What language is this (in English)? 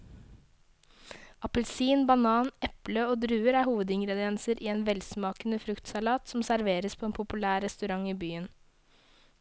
Norwegian